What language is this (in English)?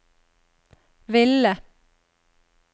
Norwegian